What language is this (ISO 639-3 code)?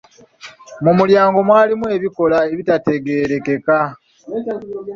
lug